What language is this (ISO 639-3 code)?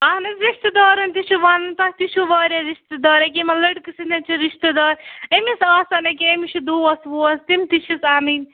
kas